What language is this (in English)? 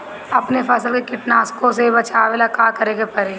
Bhojpuri